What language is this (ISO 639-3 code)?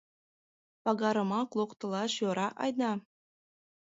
chm